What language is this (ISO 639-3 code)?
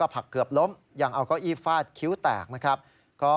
tha